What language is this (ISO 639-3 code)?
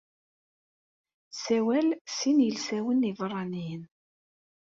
kab